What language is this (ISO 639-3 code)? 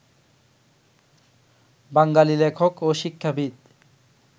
ben